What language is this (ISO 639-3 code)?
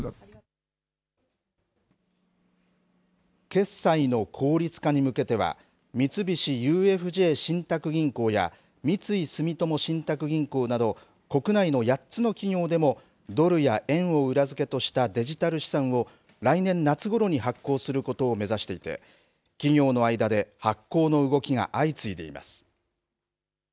jpn